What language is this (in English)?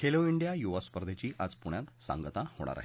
Marathi